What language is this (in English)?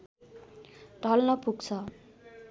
Nepali